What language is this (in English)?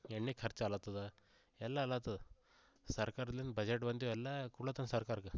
Kannada